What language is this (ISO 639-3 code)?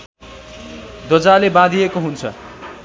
nep